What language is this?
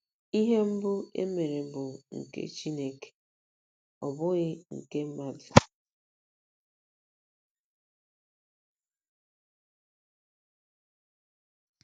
Igbo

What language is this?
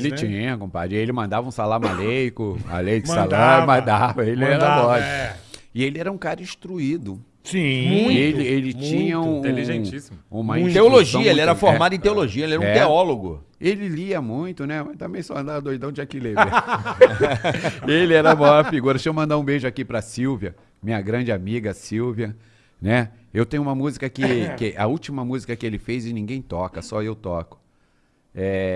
Portuguese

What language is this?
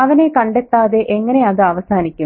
Malayalam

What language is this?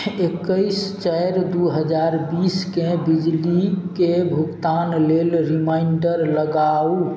Maithili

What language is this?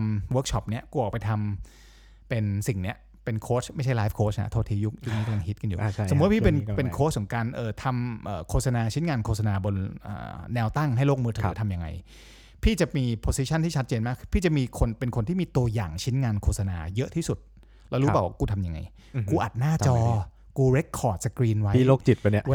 Thai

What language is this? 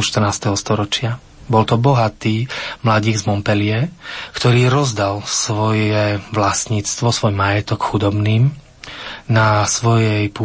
Slovak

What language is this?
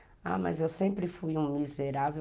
Portuguese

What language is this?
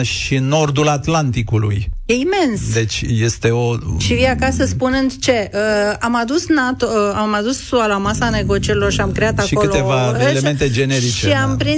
Romanian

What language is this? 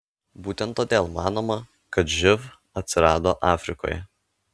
Lithuanian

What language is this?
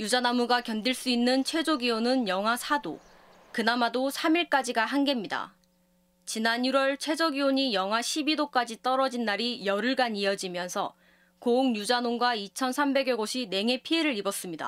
Korean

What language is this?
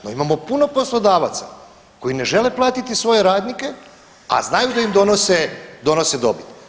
Croatian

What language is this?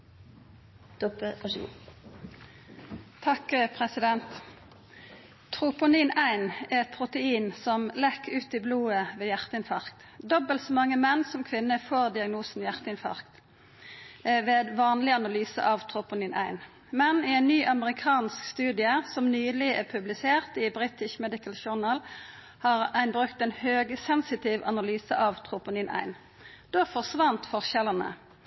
Norwegian Nynorsk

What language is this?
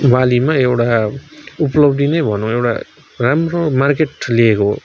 Nepali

